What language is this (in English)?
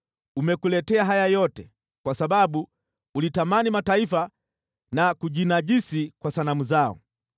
Swahili